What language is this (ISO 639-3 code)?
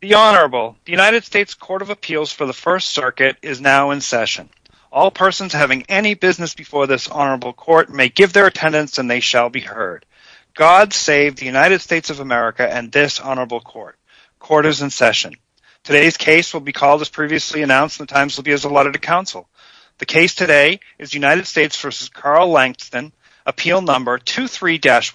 eng